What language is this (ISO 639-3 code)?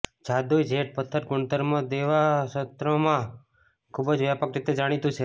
guj